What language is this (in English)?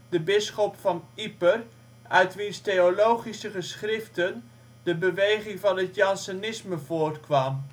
Dutch